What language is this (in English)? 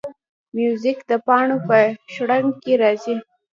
Pashto